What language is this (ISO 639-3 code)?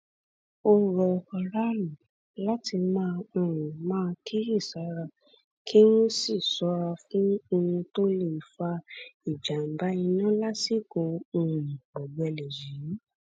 yor